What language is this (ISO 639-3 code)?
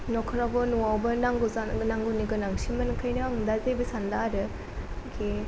brx